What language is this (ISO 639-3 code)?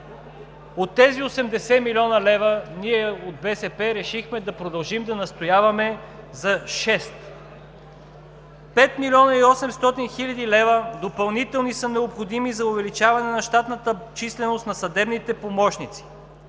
bul